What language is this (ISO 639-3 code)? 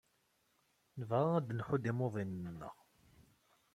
kab